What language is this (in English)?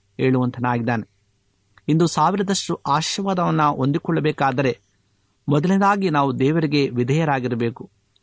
Kannada